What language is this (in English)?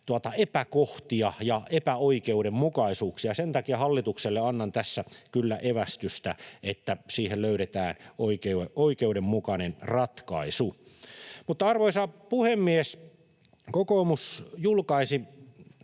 Finnish